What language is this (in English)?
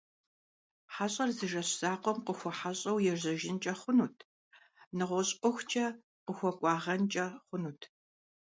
Kabardian